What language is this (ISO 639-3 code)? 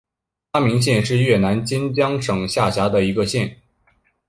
zho